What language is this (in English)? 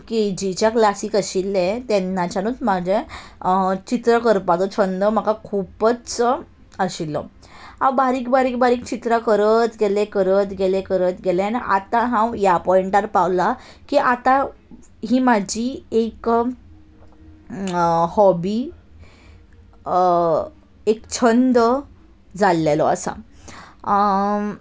Konkani